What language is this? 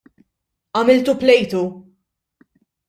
Maltese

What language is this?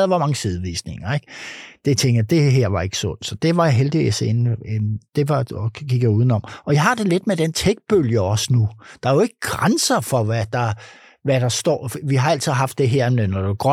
Danish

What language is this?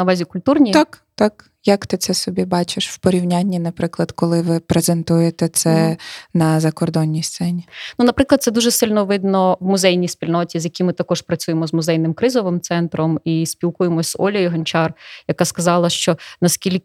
Ukrainian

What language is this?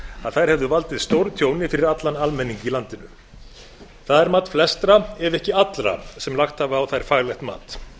Icelandic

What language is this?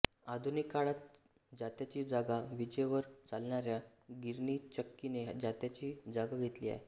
Marathi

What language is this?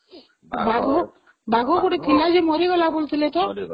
Odia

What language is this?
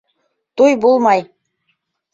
Bashkir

